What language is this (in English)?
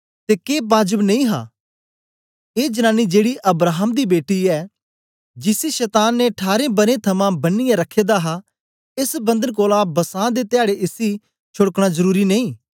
Dogri